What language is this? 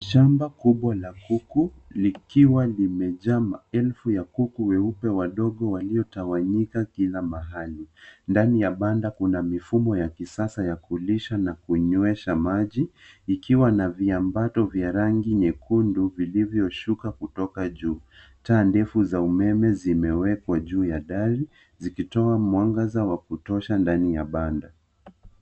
Swahili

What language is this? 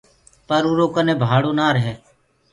Gurgula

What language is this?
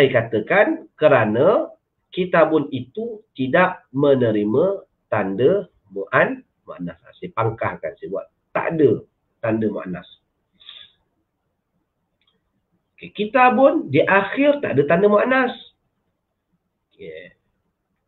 Malay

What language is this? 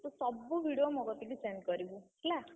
Odia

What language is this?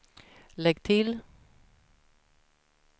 Swedish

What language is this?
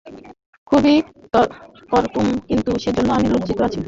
Bangla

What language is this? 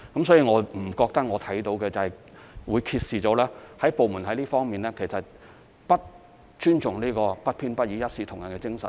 Cantonese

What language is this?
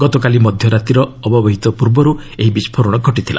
Odia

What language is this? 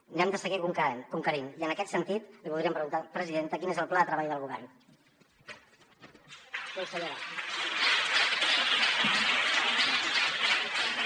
Catalan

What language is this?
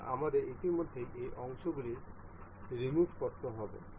Bangla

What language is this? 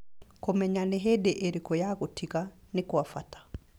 Kikuyu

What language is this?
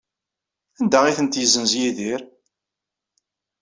Kabyle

